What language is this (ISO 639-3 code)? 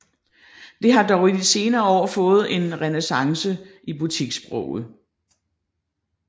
dan